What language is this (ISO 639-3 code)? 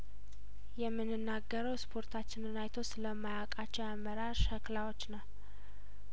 amh